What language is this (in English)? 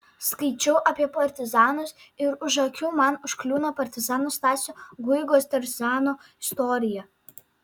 Lithuanian